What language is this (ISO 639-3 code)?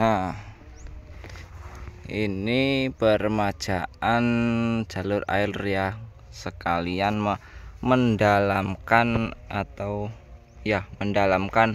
ind